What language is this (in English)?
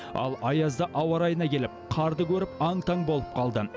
Kazakh